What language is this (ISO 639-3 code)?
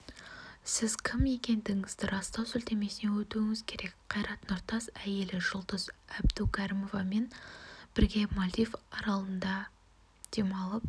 kaz